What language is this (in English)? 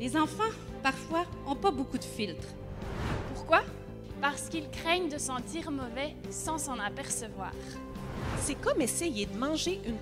French